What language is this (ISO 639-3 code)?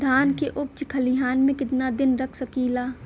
bho